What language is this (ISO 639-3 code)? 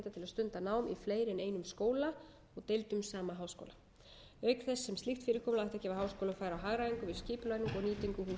isl